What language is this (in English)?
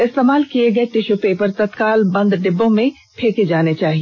Hindi